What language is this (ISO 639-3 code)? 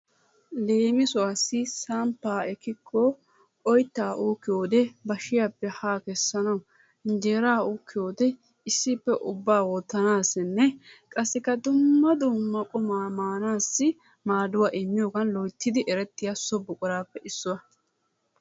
wal